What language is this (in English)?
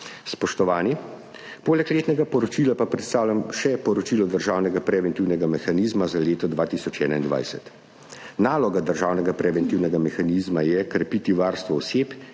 Slovenian